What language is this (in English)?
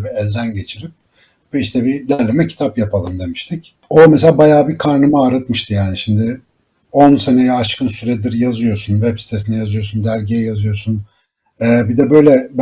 Turkish